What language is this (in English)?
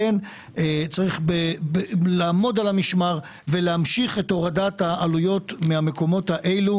Hebrew